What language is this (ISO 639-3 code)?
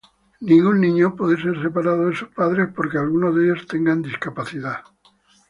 spa